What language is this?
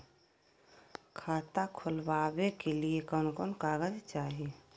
Magahi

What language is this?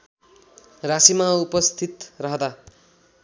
Nepali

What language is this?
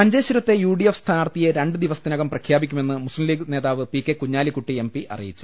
Malayalam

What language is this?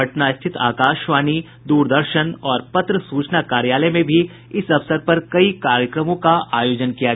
Hindi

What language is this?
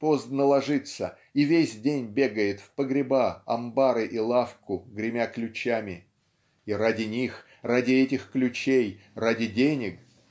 Russian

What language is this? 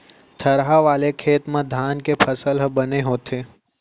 Chhattisgarhi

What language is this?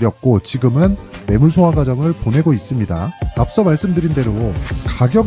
Korean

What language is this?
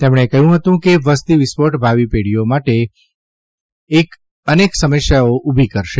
Gujarati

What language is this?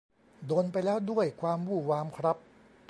Thai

